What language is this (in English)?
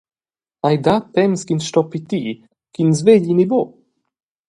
Romansh